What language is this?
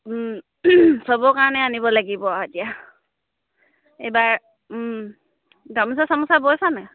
Assamese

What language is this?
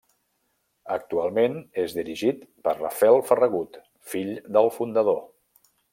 Catalan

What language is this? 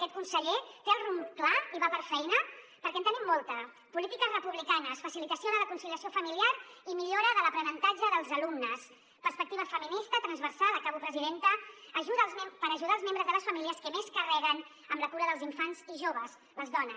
Catalan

